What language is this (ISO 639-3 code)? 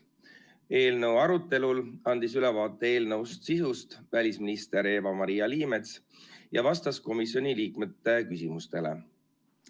est